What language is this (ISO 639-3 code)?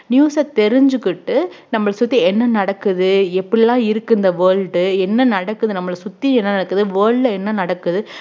tam